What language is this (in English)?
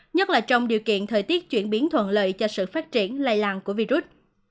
Vietnamese